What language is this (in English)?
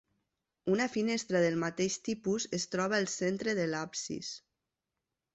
Catalan